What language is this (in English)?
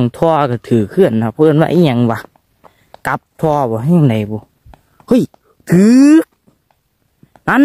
Thai